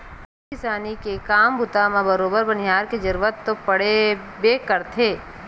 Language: Chhattisgarhi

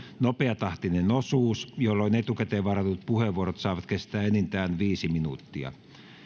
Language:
Finnish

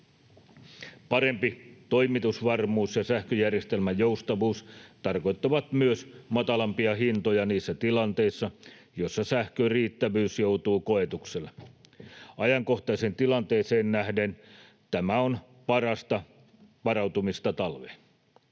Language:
Finnish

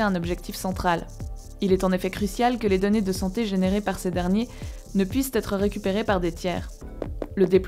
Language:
French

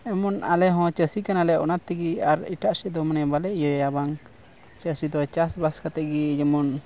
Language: Santali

